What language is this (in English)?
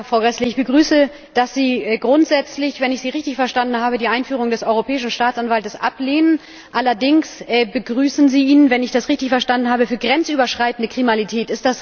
German